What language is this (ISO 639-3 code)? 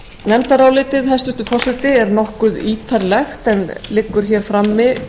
isl